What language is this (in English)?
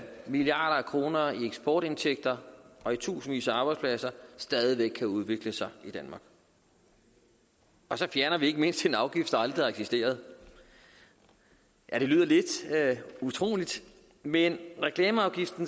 Danish